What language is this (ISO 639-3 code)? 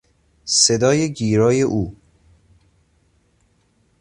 fas